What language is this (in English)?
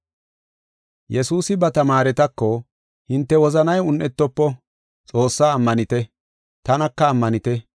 Gofa